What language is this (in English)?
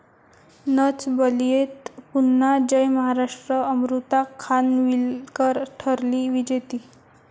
Marathi